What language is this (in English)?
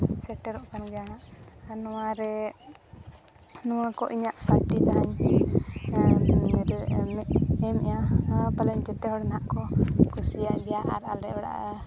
Santali